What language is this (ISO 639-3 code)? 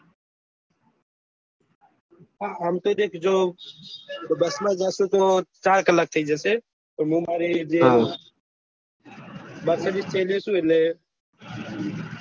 guj